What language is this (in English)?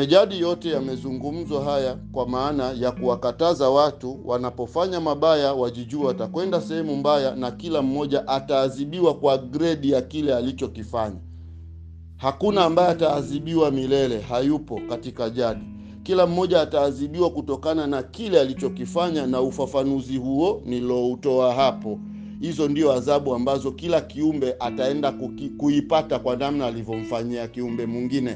Swahili